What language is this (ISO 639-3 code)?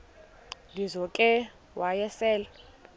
xho